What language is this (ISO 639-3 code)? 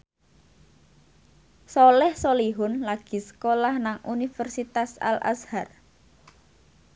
jav